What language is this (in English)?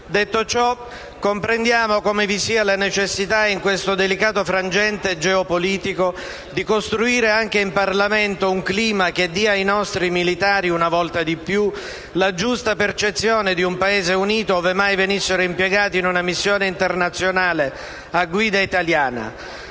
Italian